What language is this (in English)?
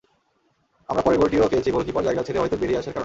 Bangla